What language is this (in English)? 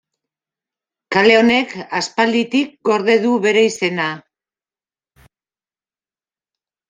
Basque